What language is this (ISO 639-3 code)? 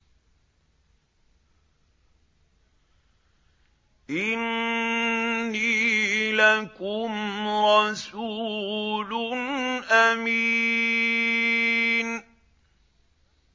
ara